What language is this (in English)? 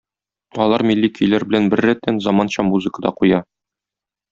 Tatar